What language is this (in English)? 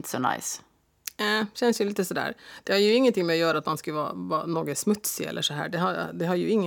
Swedish